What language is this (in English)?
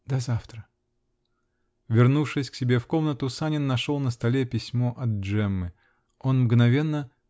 Russian